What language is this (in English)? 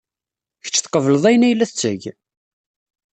Kabyle